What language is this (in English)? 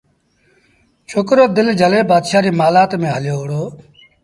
Sindhi Bhil